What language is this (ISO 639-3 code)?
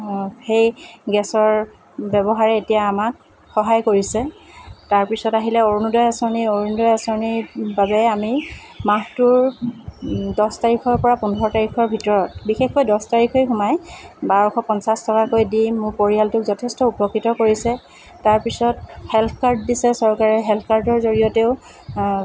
asm